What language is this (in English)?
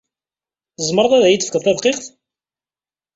Kabyle